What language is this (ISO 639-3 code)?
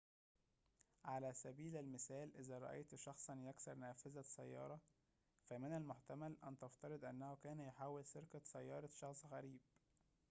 ara